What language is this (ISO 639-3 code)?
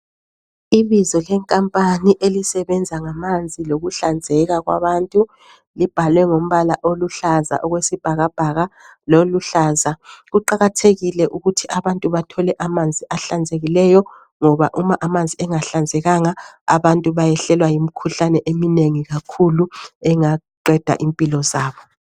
nde